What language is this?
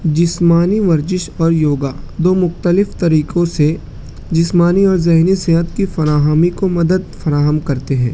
Urdu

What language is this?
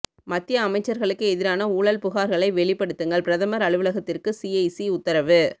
Tamil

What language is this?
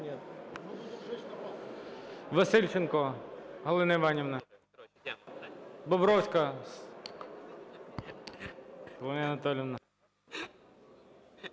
Ukrainian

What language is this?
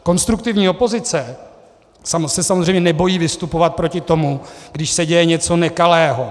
Czech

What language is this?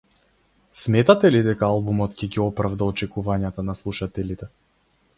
Macedonian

